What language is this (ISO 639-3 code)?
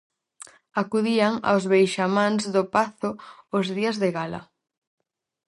glg